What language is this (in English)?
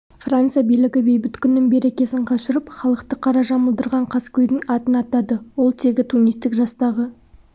Kazakh